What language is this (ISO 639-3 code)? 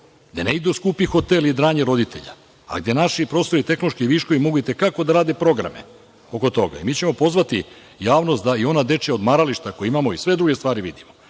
srp